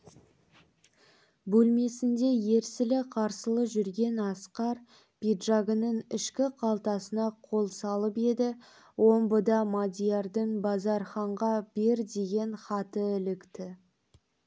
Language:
Kazakh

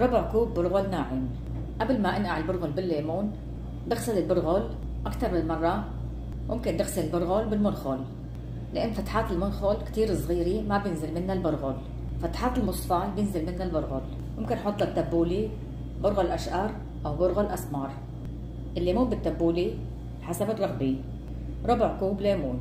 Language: Arabic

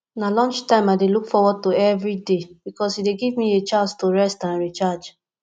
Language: Nigerian Pidgin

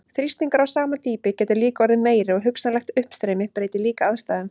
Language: Icelandic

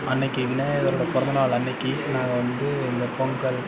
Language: Tamil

